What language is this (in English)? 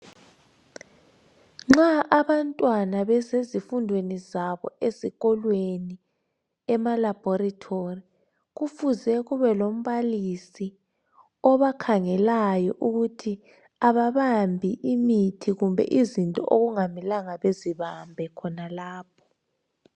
North Ndebele